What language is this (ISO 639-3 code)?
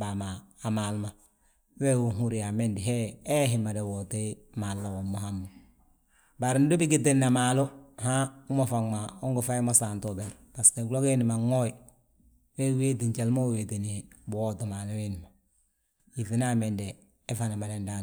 bjt